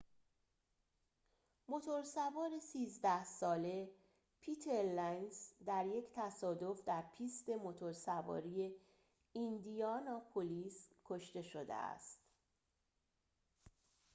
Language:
Persian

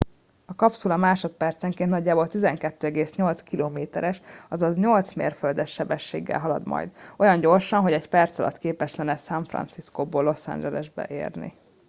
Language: Hungarian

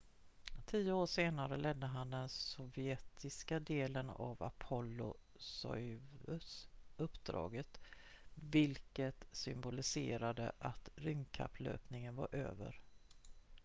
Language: Swedish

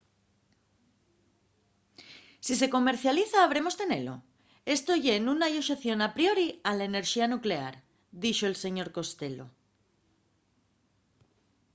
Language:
Asturian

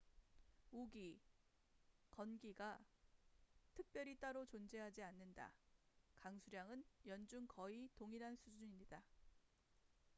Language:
Korean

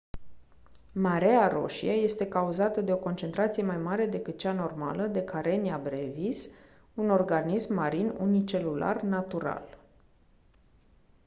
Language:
Romanian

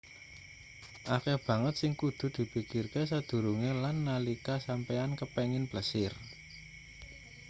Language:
Javanese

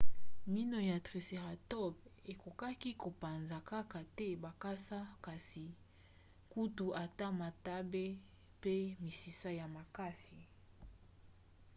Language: Lingala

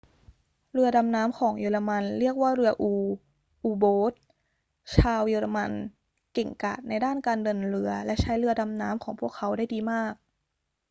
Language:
Thai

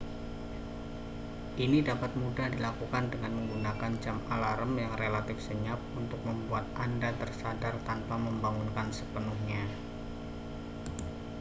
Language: Indonesian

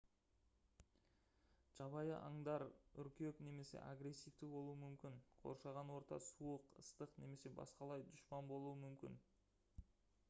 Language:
Kazakh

